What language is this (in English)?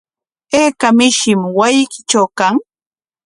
Corongo Ancash Quechua